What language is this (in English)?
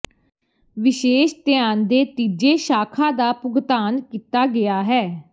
Punjabi